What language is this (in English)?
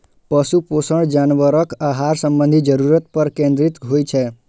Maithili